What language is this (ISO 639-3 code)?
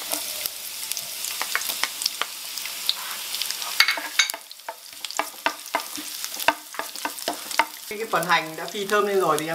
vie